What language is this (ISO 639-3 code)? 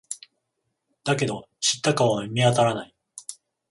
jpn